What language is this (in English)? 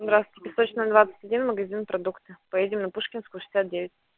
Russian